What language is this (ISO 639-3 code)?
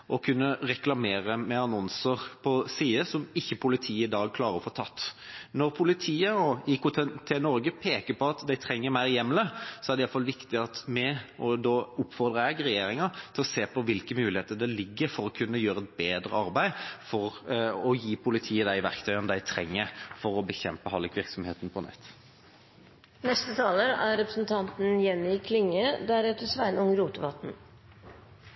nor